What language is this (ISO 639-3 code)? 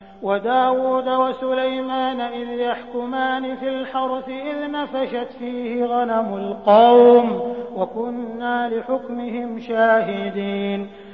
ara